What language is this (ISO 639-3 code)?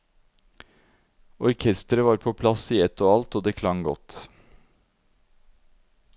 nor